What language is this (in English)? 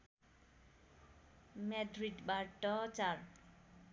Nepali